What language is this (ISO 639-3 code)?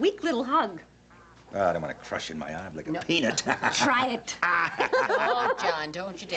eng